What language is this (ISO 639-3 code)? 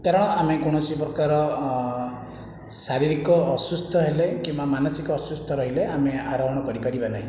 ori